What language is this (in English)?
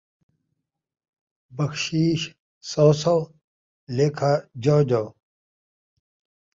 Saraiki